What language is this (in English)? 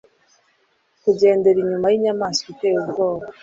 Kinyarwanda